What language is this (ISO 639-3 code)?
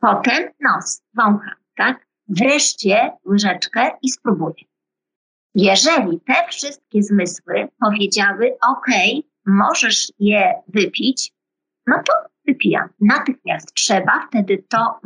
pol